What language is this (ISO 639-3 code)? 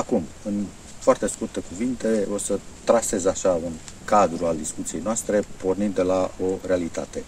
ron